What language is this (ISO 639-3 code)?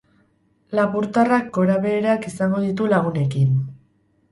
eus